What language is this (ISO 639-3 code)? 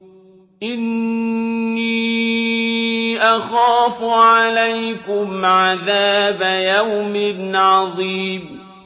ara